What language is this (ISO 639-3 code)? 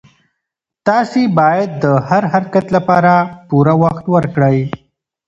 pus